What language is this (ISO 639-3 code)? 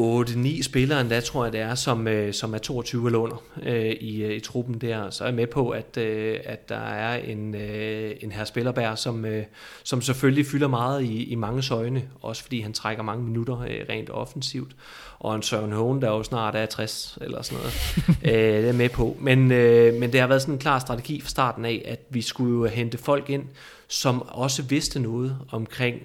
dan